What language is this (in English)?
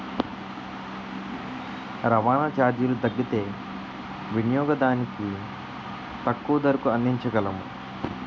Telugu